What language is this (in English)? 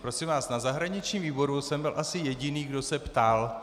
Czech